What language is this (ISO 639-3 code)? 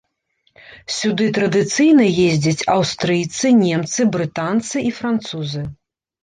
bel